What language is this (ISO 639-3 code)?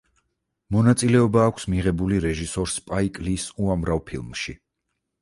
kat